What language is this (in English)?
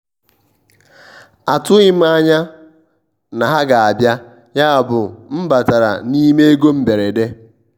Igbo